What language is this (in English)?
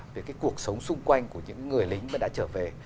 Vietnamese